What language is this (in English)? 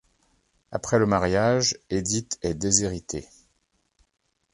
French